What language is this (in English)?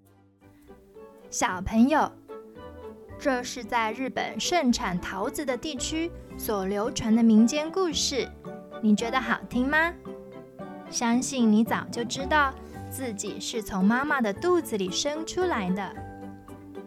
Chinese